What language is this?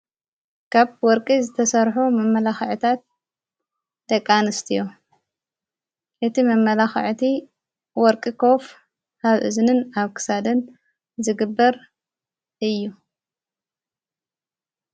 Tigrinya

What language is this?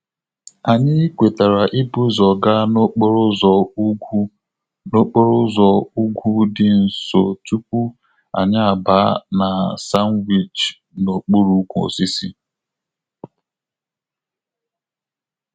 Igbo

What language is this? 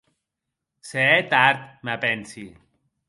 Occitan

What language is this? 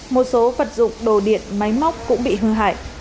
Vietnamese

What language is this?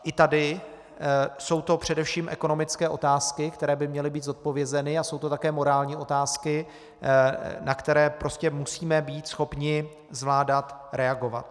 Czech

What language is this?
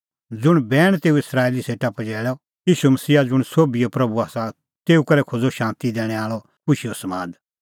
Kullu Pahari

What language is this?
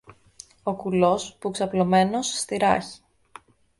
Greek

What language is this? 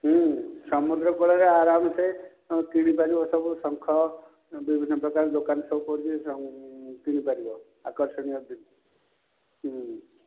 Odia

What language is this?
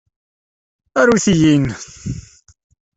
Kabyle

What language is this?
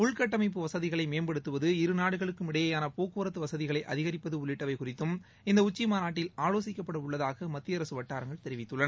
Tamil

